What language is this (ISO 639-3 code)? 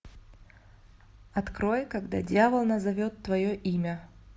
rus